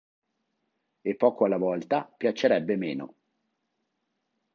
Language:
Italian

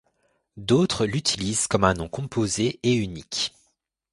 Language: French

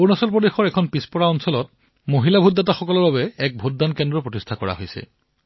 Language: Assamese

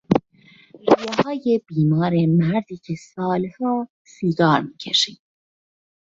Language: Persian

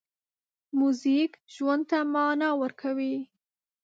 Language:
Pashto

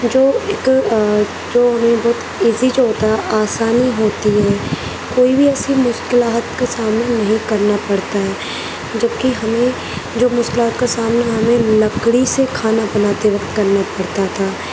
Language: Urdu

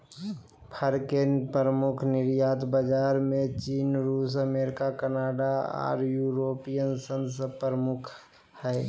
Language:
Magahi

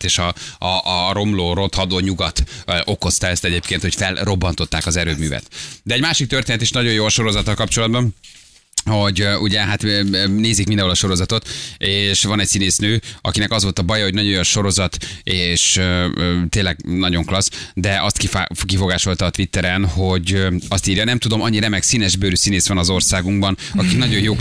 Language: Hungarian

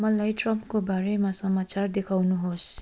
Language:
Nepali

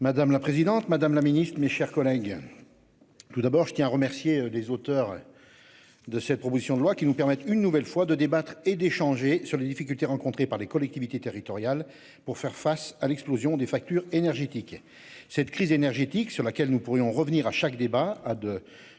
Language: French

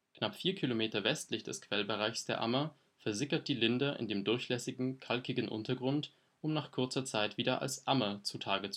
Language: German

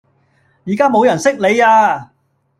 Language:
Cantonese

